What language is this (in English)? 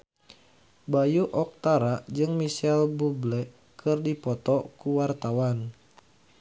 Sundanese